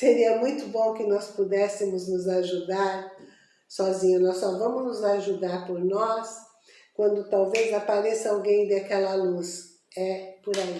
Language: Portuguese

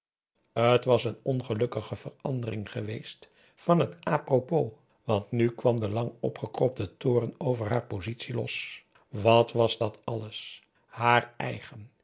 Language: Dutch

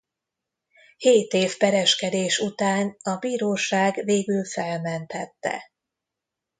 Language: Hungarian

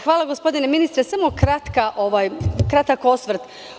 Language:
Serbian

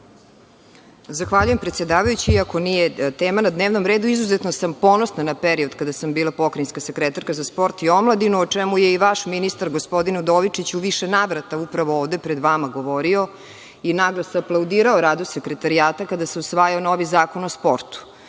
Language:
Serbian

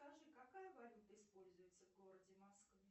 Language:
Russian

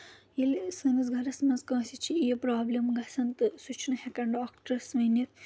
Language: Kashmiri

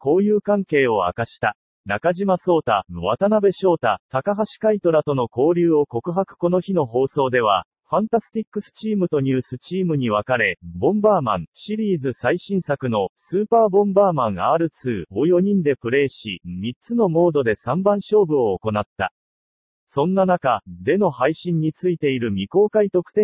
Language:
Japanese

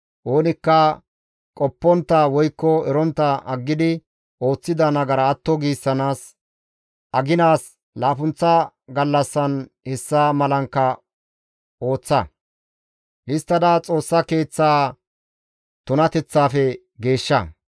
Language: Gamo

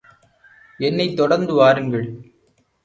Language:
Tamil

